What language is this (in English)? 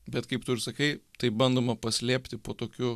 Lithuanian